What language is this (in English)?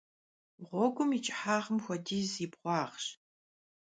Kabardian